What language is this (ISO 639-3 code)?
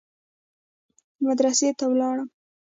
pus